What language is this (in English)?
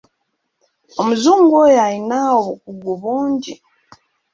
Ganda